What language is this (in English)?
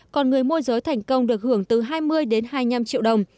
Vietnamese